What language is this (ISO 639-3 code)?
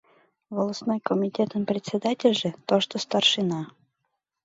chm